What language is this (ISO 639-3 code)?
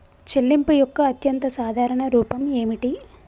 tel